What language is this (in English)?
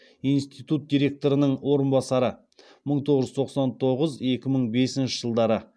Kazakh